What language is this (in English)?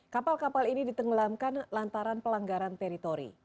Indonesian